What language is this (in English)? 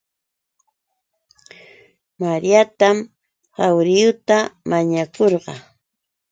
Yauyos Quechua